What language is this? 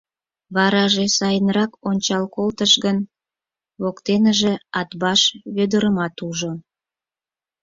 Mari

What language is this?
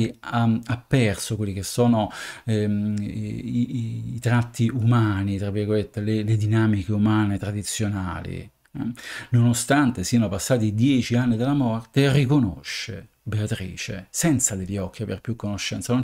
Italian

